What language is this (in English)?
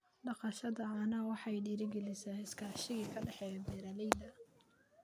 Somali